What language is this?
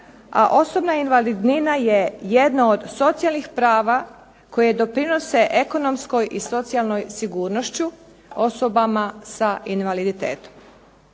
Croatian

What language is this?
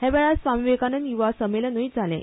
Konkani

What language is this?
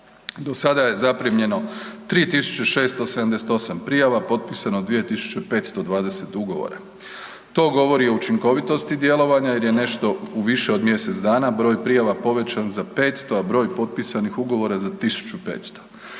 Croatian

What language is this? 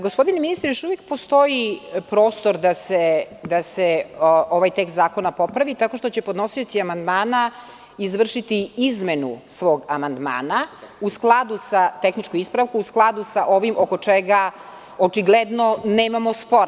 Serbian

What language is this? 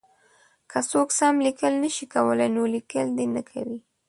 Pashto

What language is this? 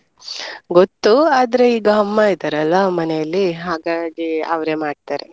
Kannada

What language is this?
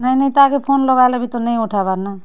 Odia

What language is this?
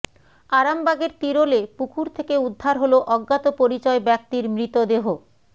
Bangla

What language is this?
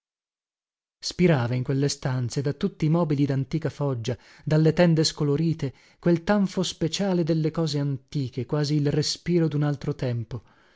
Italian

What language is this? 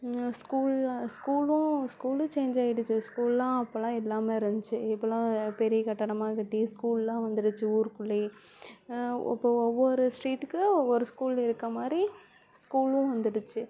Tamil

